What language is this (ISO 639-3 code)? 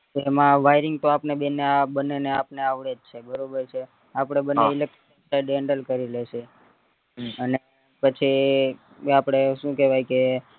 guj